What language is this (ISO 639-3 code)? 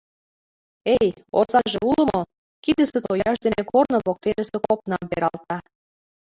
chm